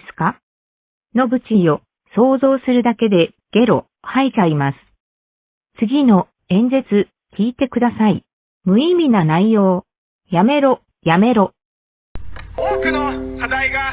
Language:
Japanese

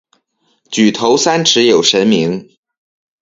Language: Chinese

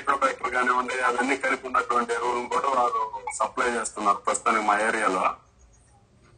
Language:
Telugu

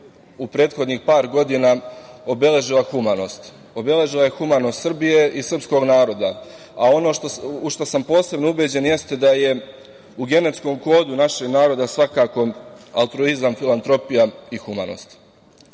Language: Serbian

